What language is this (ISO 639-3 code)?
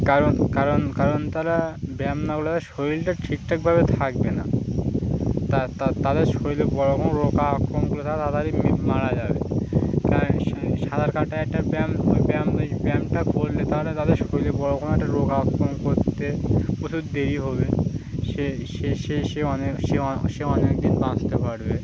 ben